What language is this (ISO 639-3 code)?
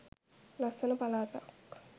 sin